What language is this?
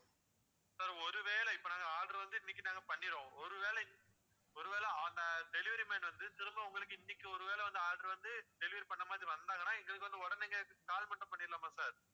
Tamil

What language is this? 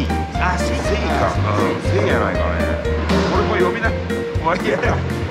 Japanese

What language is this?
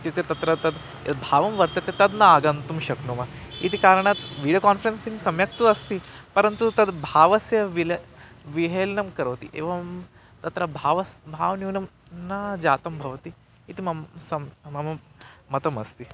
Sanskrit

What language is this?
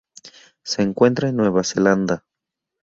Spanish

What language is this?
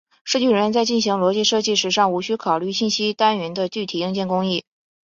Chinese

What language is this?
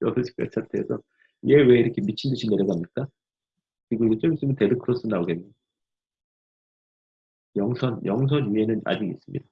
Korean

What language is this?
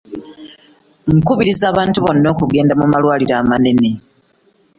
Ganda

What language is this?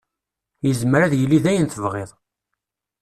Kabyle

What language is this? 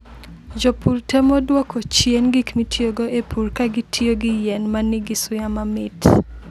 Luo (Kenya and Tanzania)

